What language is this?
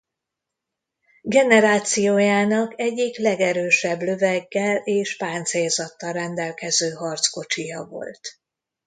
Hungarian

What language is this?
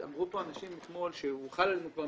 Hebrew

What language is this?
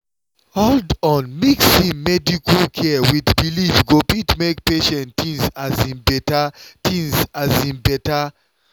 Nigerian Pidgin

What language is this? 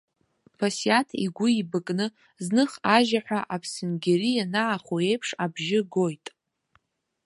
Abkhazian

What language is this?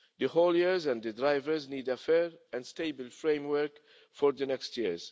English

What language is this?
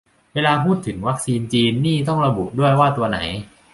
Thai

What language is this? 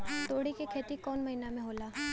Bhojpuri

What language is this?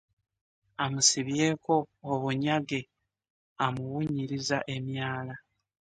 Ganda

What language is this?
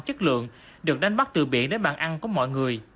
Vietnamese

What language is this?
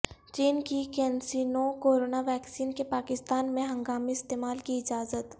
Urdu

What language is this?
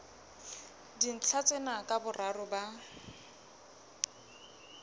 Southern Sotho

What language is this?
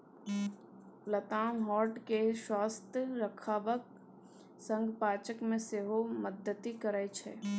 Maithili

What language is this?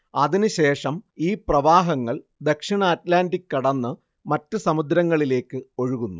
Malayalam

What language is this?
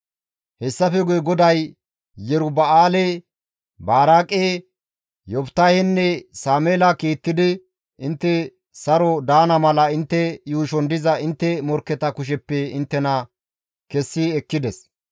Gamo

